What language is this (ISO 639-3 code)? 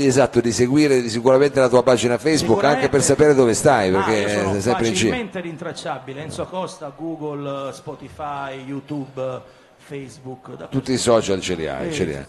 ita